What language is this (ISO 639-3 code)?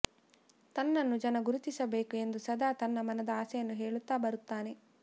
kan